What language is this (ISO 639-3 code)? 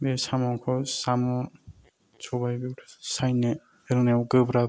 brx